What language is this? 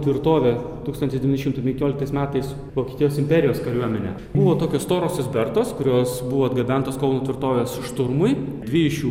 Lithuanian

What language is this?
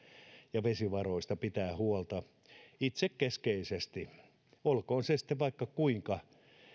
Finnish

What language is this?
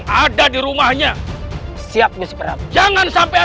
Indonesian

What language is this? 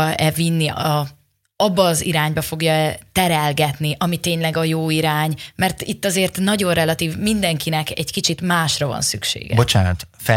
Hungarian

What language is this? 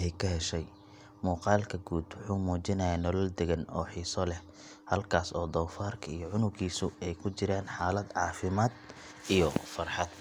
Somali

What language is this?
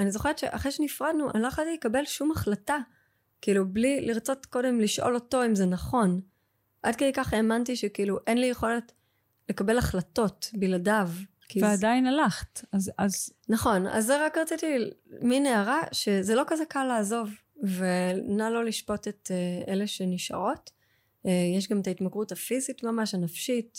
Hebrew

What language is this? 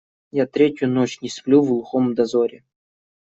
Russian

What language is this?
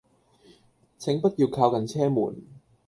Cantonese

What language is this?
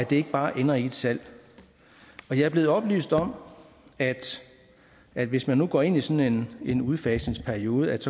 Danish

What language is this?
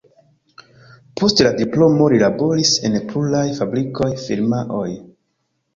Esperanto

